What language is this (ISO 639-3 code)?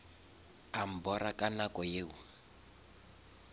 nso